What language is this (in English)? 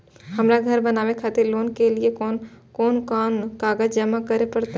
Maithili